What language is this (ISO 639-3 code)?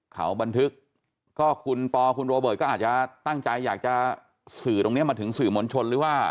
tha